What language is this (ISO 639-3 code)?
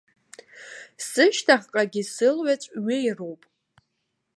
abk